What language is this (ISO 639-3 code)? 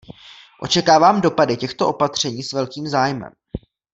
ces